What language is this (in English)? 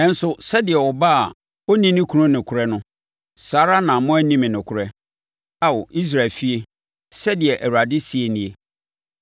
Akan